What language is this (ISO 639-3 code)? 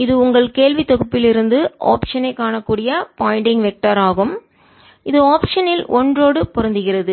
tam